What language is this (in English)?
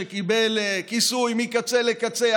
Hebrew